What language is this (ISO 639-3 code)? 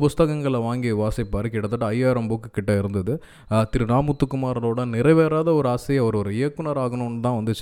tam